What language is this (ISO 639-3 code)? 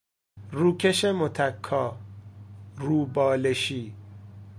fas